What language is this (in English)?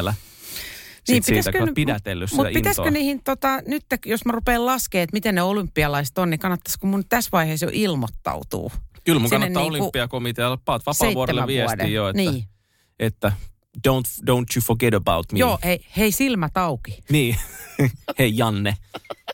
Finnish